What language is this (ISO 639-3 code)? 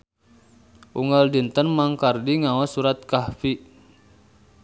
sun